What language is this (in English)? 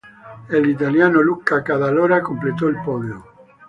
Spanish